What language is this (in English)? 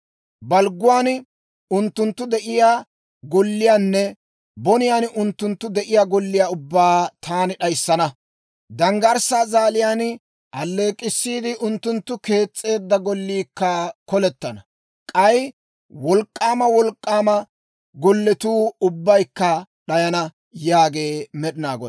Dawro